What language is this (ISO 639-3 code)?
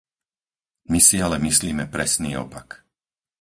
slk